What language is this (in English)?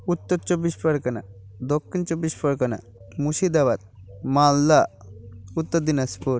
Bangla